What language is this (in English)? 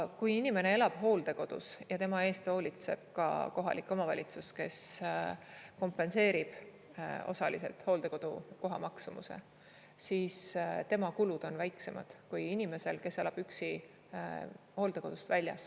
Estonian